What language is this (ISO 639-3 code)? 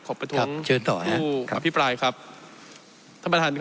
tha